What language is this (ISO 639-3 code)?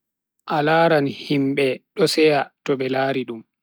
fui